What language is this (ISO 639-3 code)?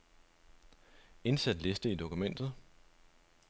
dan